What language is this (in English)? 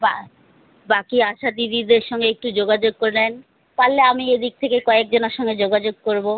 Bangla